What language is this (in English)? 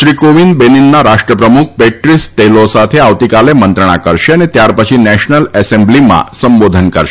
Gujarati